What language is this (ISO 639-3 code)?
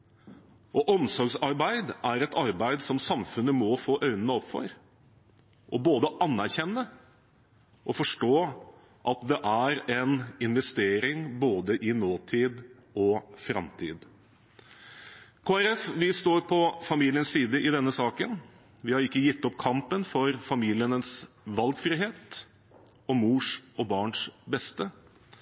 nob